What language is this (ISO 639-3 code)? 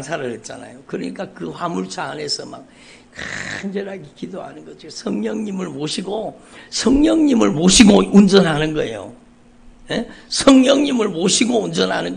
kor